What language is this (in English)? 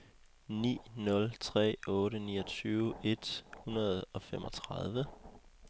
Danish